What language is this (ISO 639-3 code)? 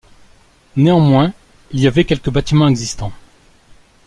fra